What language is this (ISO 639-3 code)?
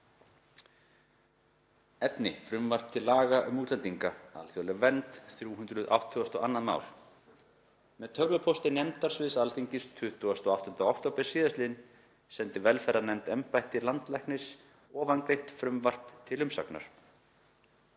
isl